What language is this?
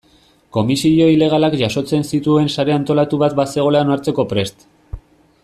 Basque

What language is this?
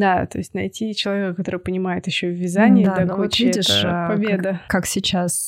Russian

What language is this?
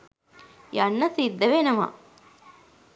Sinhala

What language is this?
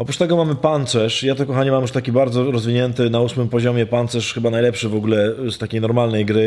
Polish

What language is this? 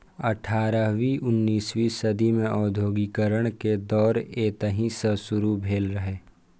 Maithili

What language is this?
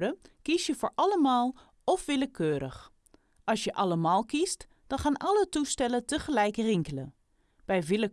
Dutch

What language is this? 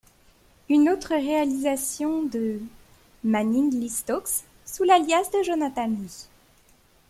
French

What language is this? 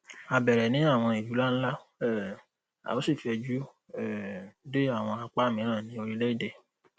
Yoruba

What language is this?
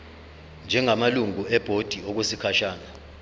Zulu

